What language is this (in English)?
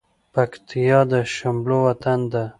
Pashto